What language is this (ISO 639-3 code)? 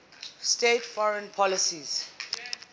eng